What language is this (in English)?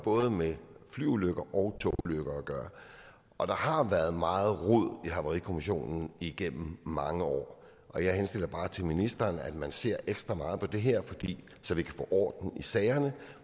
Danish